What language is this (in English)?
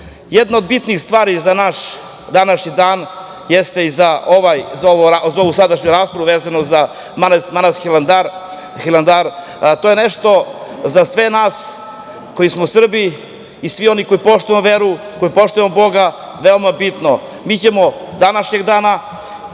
Serbian